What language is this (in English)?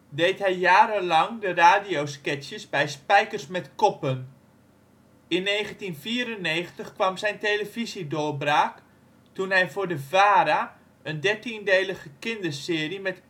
Dutch